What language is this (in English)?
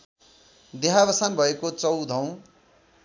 Nepali